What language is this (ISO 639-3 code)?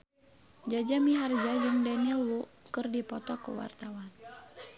sun